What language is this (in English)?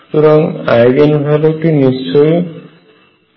Bangla